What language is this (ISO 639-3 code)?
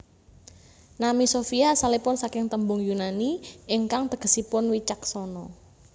jav